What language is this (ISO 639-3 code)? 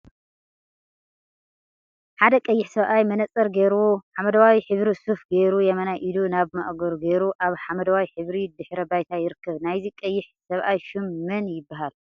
tir